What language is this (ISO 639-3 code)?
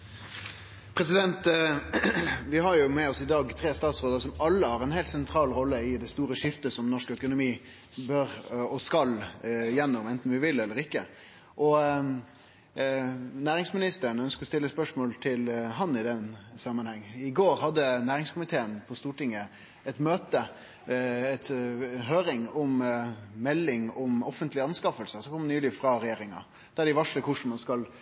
nno